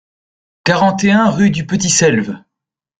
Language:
French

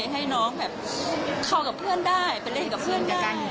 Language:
Thai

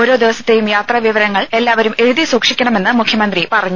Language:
Malayalam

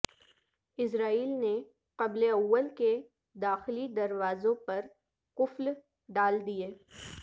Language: Urdu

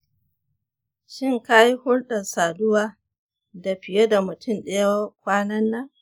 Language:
Hausa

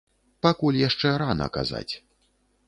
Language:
Belarusian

